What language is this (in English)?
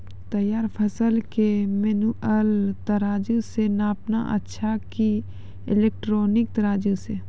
Maithili